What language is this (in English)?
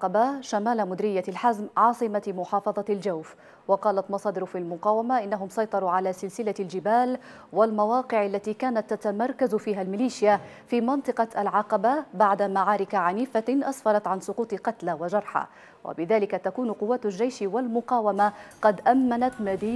Arabic